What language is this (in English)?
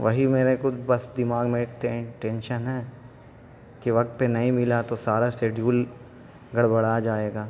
Urdu